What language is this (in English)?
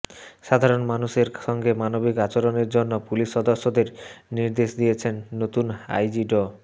Bangla